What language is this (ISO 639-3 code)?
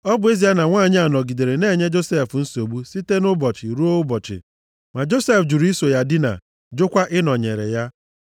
ibo